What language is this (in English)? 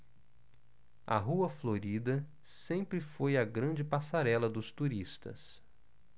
Portuguese